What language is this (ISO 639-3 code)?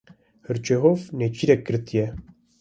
kur